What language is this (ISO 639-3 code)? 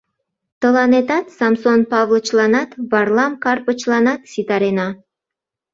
chm